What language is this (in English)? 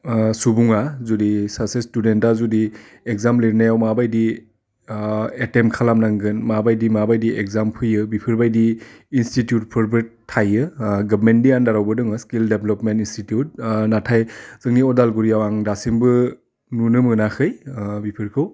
Bodo